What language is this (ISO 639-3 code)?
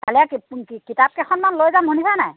asm